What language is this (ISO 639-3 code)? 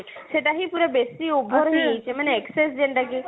ori